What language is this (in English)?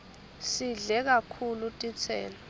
Swati